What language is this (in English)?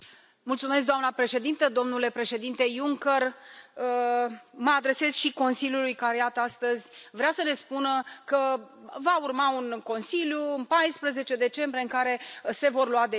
Romanian